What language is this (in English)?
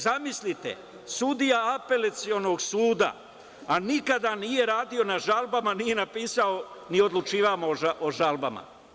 Serbian